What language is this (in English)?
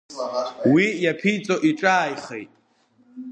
Abkhazian